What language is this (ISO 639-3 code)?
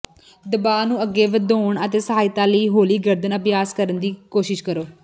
pan